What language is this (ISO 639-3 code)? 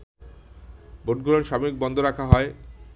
ben